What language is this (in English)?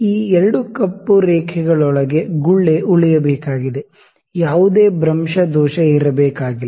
Kannada